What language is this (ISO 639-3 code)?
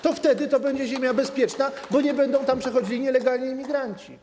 pol